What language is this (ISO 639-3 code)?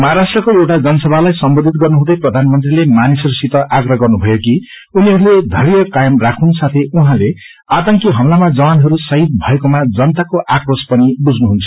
nep